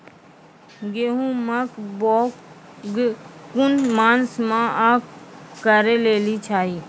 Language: Maithili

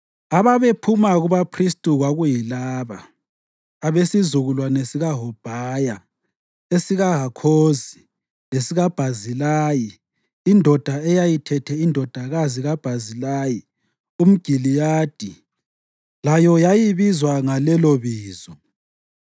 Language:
North Ndebele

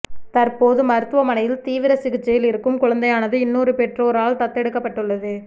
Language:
Tamil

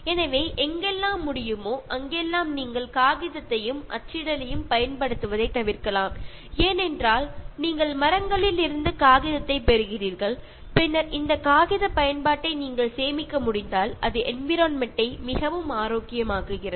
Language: Tamil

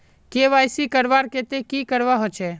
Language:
Magahi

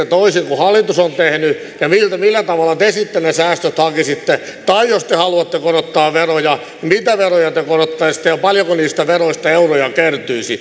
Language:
Finnish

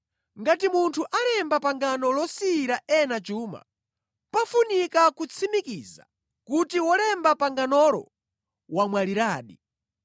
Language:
Nyanja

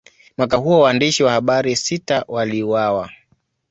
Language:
Swahili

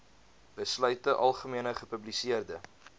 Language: Afrikaans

